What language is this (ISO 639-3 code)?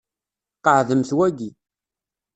kab